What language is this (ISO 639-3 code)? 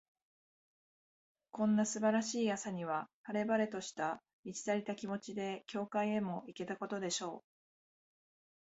jpn